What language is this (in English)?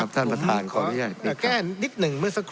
Thai